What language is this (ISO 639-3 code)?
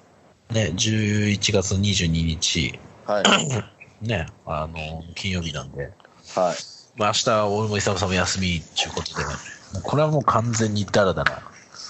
jpn